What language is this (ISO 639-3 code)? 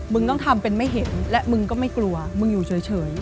tha